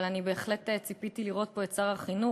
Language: Hebrew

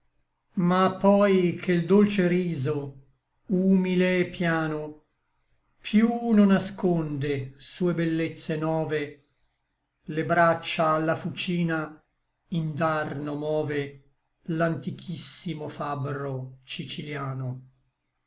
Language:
Italian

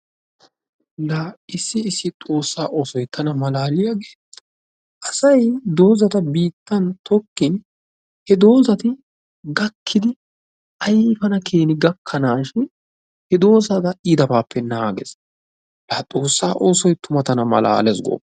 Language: Wolaytta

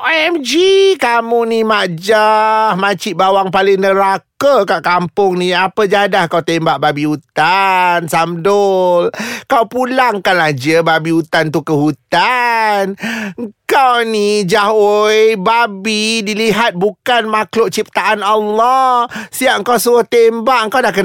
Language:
Malay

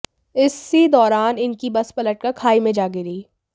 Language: Hindi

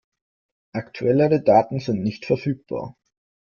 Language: German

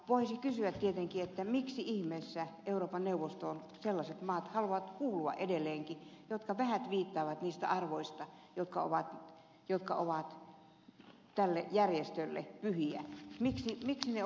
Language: Finnish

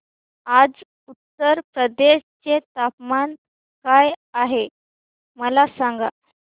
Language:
Marathi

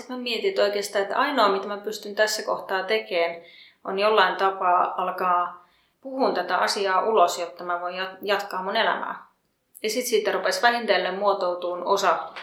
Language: Finnish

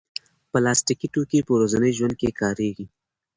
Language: Pashto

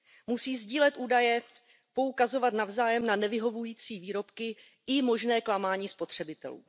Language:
Czech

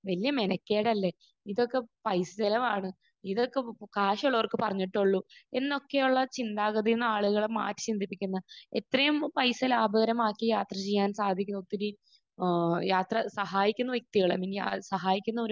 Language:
Malayalam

